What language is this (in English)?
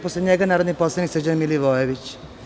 Serbian